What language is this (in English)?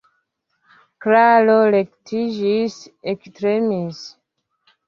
Esperanto